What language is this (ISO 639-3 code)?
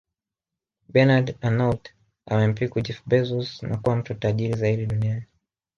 swa